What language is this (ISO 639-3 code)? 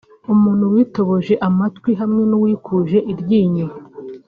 kin